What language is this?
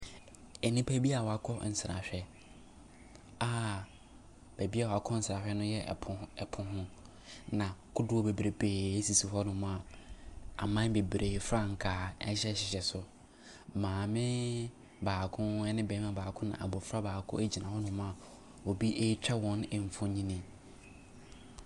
Akan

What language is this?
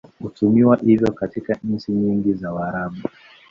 Swahili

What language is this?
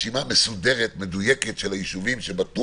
Hebrew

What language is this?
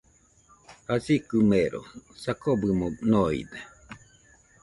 Nüpode Huitoto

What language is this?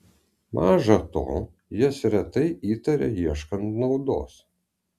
Lithuanian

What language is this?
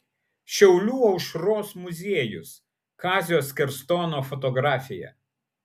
Lithuanian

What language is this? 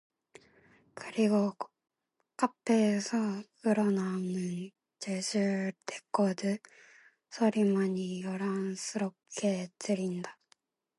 Korean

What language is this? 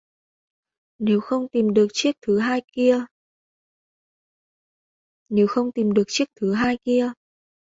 Vietnamese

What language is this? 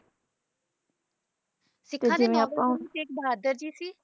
Punjabi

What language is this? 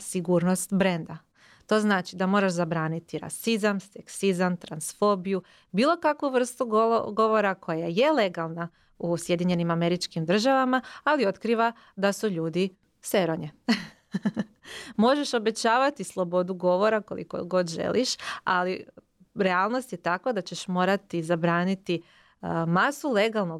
Croatian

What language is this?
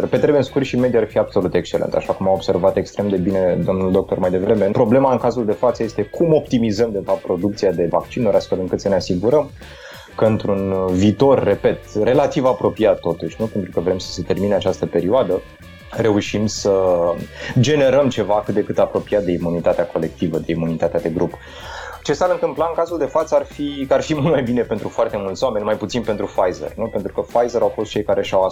Romanian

